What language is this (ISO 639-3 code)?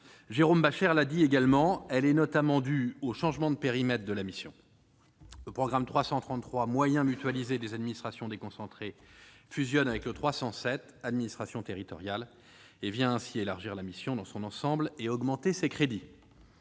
fra